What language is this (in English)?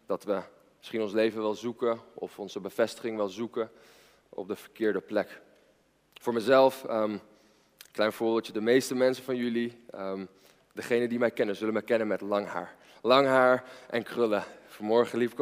Dutch